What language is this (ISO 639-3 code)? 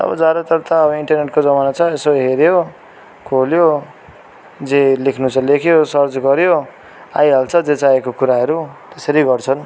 nep